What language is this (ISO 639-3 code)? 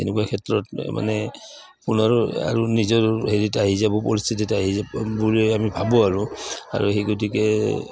asm